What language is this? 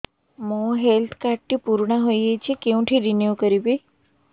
Odia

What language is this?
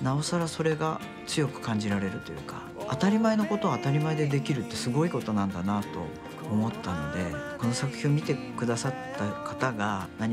Japanese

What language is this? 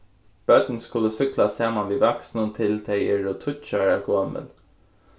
Faroese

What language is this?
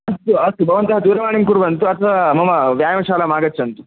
Sanskrit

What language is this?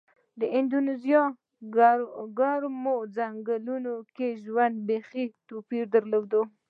Pashto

